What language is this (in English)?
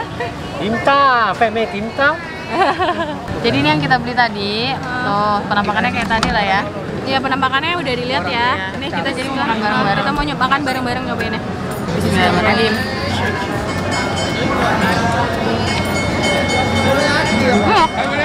Indonesian